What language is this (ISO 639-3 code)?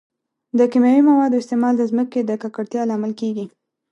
pus